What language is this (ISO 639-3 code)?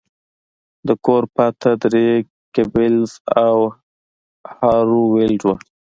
pus